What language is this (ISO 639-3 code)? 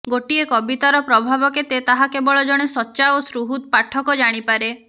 ori